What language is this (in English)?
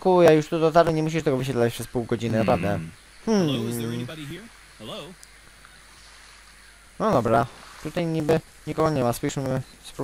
Polish